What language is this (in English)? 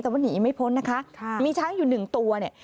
Thai